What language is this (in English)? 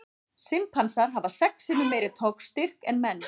Icelandic